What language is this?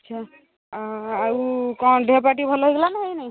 Odia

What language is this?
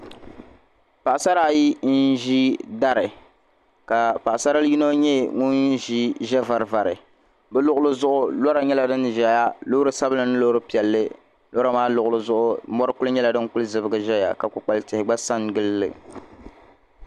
Dagbani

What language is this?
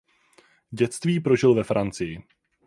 Czech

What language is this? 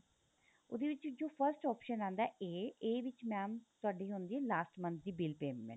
Punjabi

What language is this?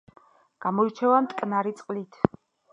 Georgian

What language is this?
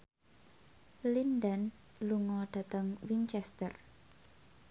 Javanese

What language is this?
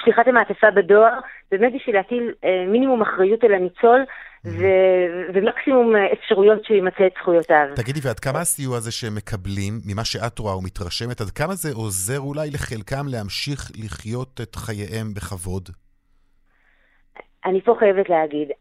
Hebrew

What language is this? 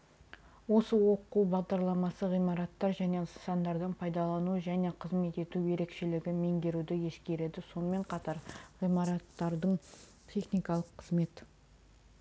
Kazakh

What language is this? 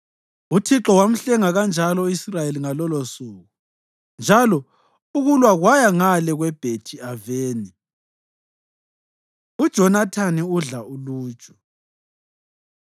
North Ndebele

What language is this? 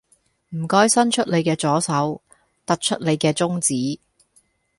Cantonese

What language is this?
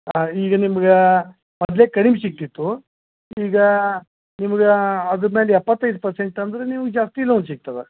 Kannada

